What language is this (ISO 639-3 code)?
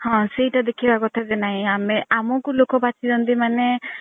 ori